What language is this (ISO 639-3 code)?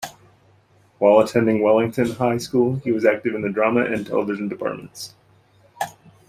eng